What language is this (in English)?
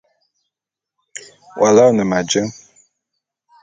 Bulu